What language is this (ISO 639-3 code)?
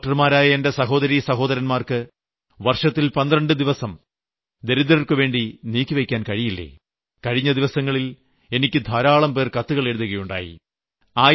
mal